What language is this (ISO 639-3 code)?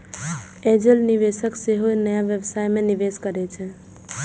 mai